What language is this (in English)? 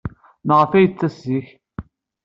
Kabyle